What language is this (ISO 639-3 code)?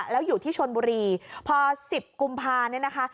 tha